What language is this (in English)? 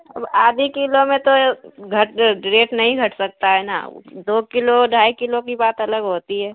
Urdu